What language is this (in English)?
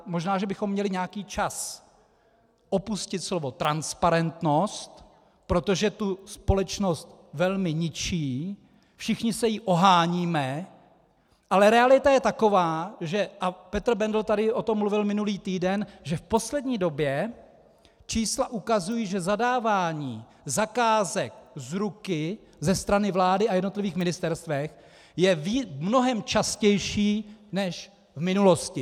Czech